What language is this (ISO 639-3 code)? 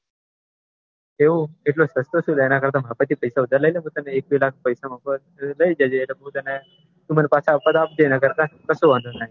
guj